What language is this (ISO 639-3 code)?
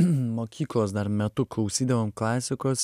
lit